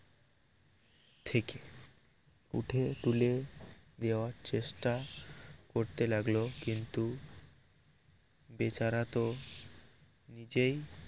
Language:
Bangla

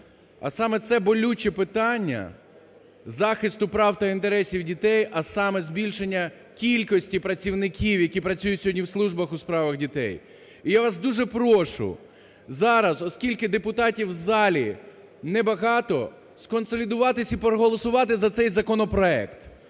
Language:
Ukrainian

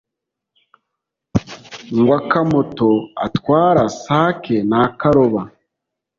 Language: Kinyarwanda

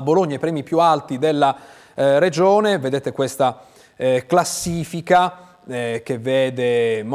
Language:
Italian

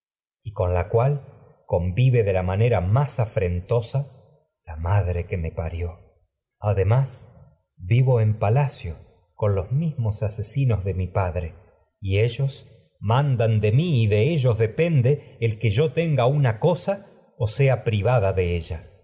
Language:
Spanish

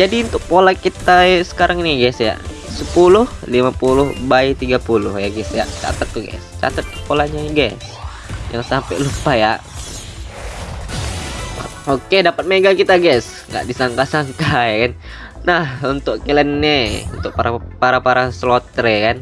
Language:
Indonesian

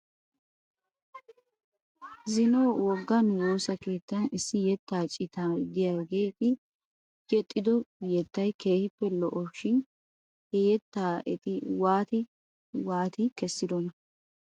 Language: Wolaytta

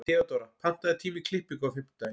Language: Icelandic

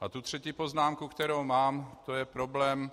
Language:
Czech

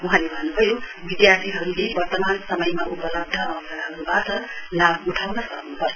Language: Nepali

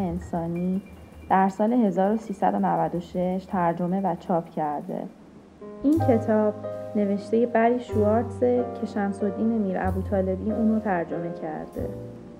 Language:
Persian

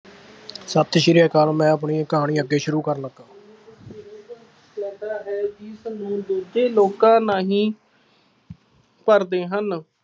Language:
Punjabi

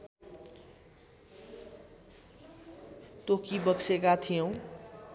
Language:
Nepali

